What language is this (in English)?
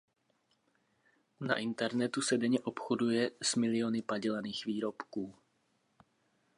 Czech